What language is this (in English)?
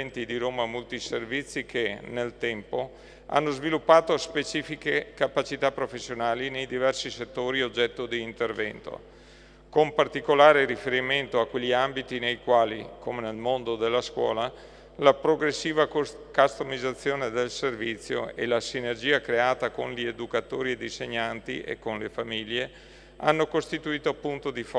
Italian